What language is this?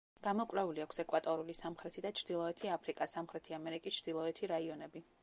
Georgian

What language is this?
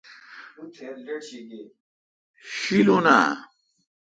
Kalkoti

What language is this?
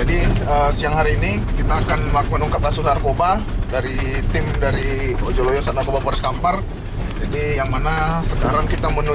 Indonesian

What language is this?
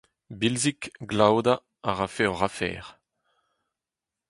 Breton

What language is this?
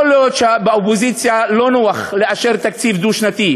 Hebrew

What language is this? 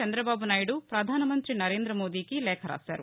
Telugu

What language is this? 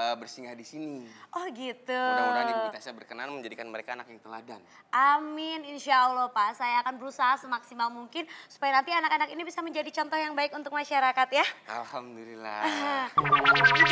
Indonesian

